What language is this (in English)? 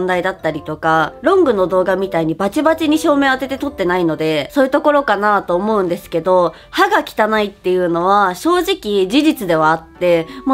Japanese